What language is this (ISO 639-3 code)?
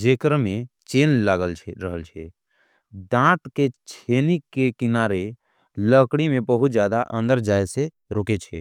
anp